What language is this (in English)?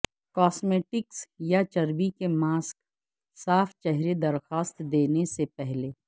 Urdu